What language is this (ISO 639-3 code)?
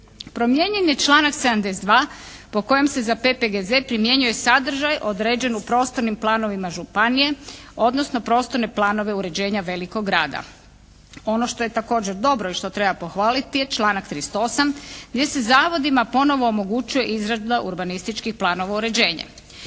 hrv